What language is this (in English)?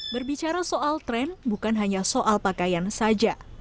Indonesian